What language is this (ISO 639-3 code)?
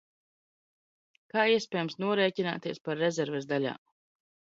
lav